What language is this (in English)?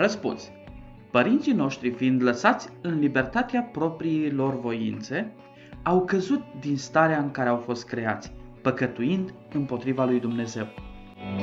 Romanian